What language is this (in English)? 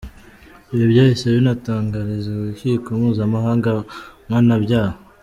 Kinyarwanda